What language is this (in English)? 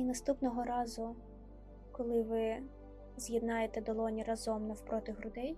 Ukrainian